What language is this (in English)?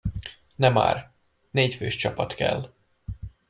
Hungarian